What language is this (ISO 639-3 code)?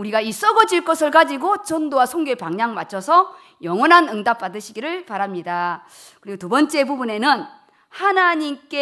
kor